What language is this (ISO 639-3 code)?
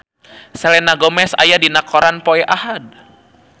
sun